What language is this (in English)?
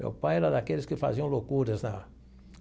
Portuguese